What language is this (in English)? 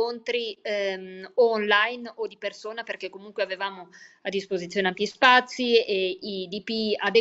Italian